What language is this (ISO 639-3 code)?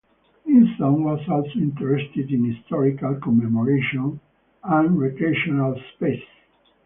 eng